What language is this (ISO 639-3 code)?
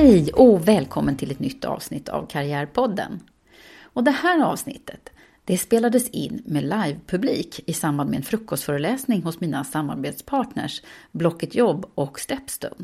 swe